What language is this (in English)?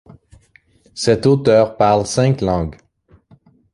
French